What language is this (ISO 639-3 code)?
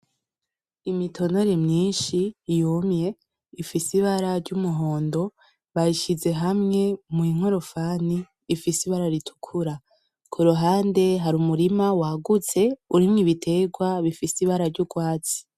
run